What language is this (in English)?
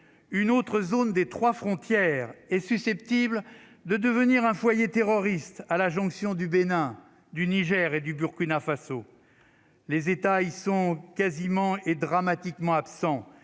French